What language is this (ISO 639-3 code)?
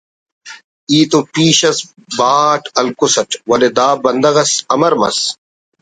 brh